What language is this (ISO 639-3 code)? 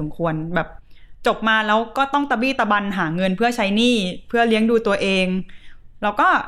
tha